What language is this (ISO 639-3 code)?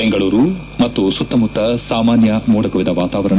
kan